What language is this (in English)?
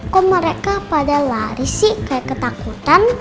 Indonesian